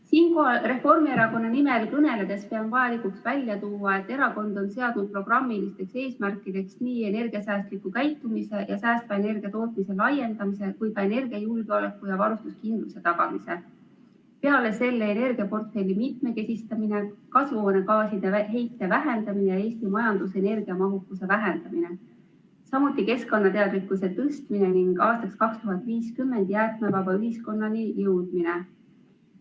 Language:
Estonian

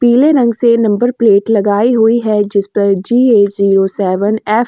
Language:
Hindi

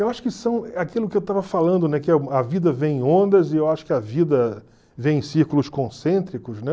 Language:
Portuguese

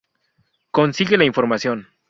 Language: Spanish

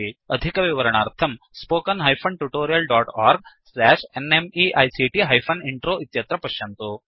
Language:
Sanskrit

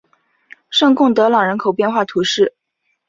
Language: Chinese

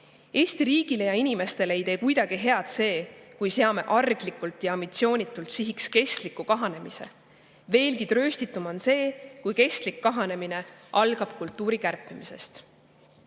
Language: Estonian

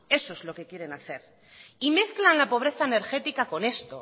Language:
Spanish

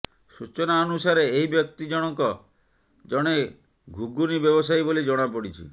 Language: Odia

